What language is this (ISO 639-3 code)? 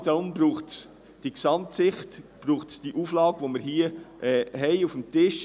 gsw